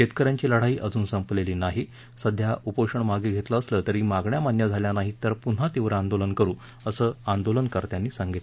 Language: Marathi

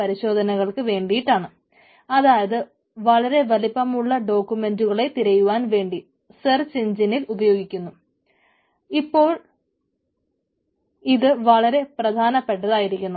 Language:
Malayalam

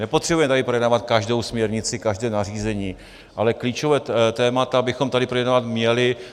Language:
Czech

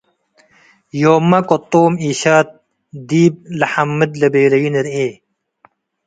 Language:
Tigre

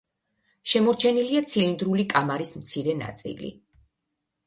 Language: Georgian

